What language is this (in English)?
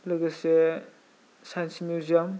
Bodo